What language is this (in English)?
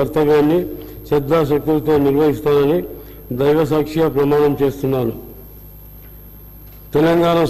Turkish